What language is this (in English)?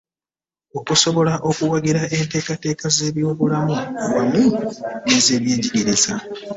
Ganda